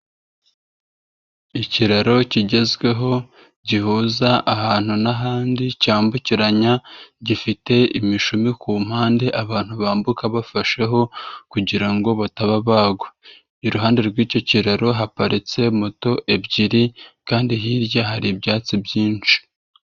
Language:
Kinyarwanda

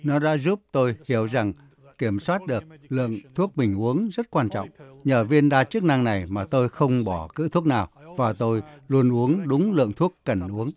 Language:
Vietnamese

